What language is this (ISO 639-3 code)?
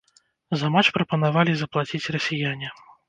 bel